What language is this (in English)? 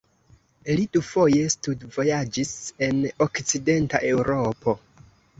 Esperanto